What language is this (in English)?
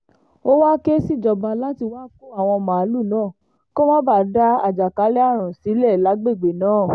Yoruba